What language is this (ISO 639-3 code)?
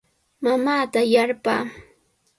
qws